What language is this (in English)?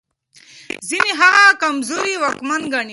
Pashto